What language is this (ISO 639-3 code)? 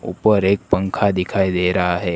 hin